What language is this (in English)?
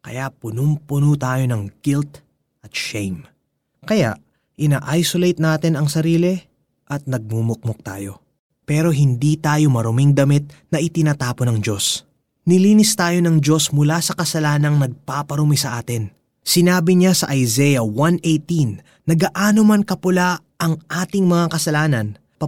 Filipino